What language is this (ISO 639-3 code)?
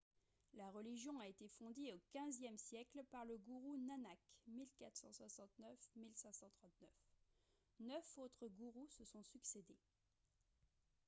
fra